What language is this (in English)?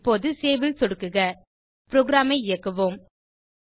Tamil